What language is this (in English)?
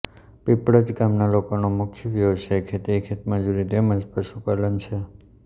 Gujarati